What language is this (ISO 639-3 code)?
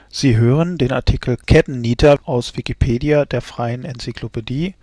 deu